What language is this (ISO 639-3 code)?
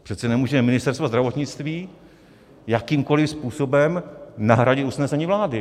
ces